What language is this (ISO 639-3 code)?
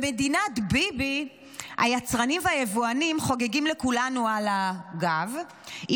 heb